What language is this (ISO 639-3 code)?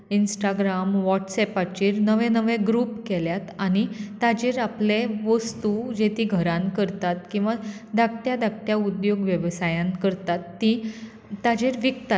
kok